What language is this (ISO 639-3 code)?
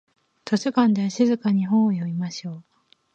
jpn